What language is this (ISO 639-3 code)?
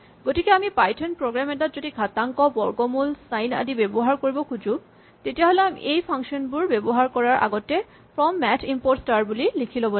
asm